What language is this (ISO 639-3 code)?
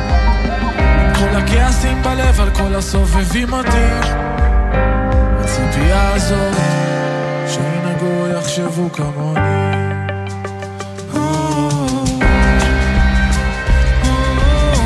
heb